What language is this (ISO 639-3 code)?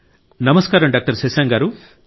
tel